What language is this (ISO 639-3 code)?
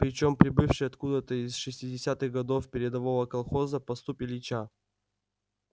rus